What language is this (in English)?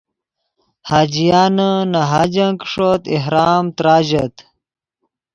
Yidgha